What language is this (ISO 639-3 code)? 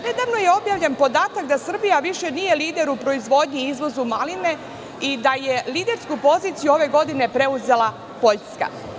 srp